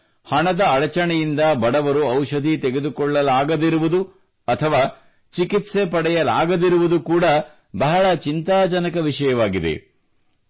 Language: Kannada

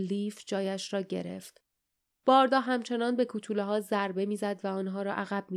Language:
Persian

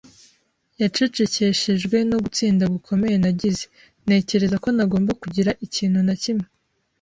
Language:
Kinyarwanda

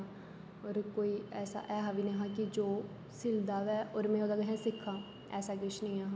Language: Dogri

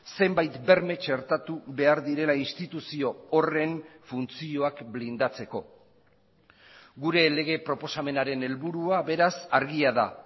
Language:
Basque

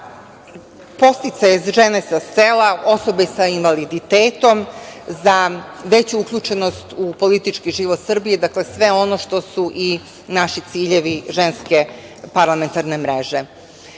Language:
Serbian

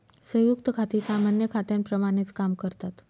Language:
Marathi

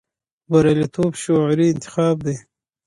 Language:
Pashto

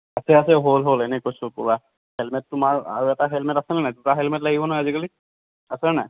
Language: Assamese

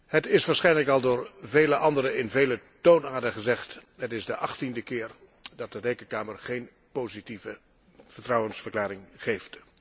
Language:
Dutch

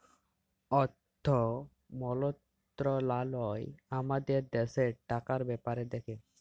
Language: Bangla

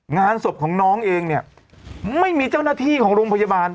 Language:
Thai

